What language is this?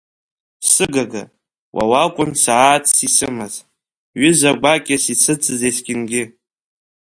Abkhazian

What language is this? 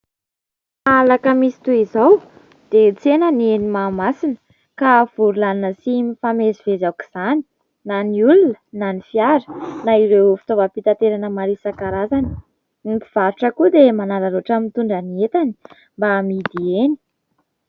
Malagasy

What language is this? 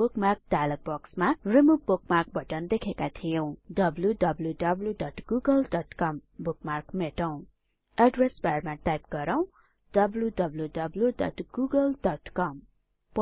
Nepali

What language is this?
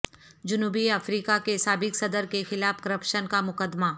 Urdu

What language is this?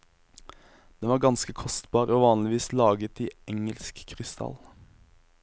Norwegian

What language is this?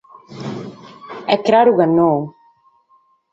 Sardinian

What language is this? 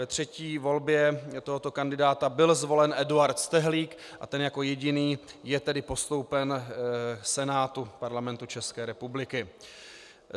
Czech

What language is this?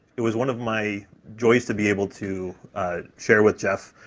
English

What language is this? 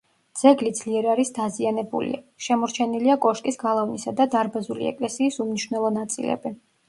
Georgian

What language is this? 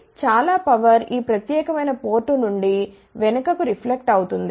Telugu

